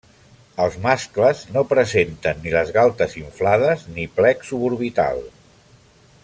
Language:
Catalan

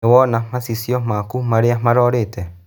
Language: Kikuyu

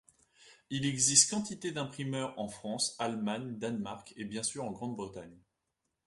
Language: French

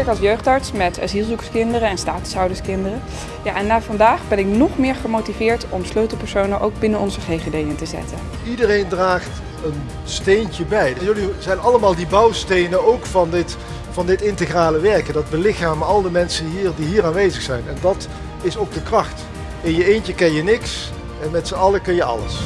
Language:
Dutch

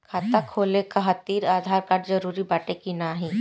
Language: Bhojpuri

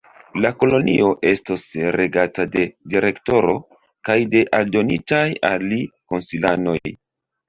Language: Esperanto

